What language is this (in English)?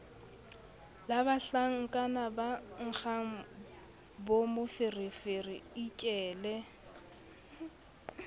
Southern Sotho